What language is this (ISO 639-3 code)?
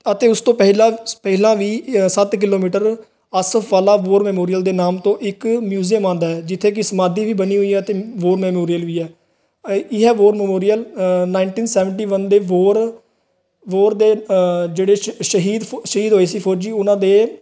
pan